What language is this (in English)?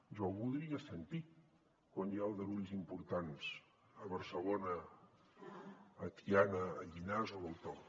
Catalan